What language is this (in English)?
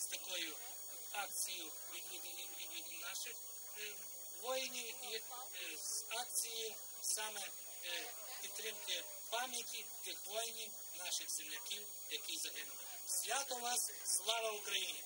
Ukrainian